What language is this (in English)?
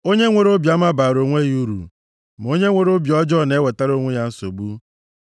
Igbo